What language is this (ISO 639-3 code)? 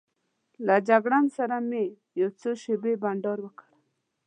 pus